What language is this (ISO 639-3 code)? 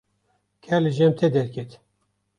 kur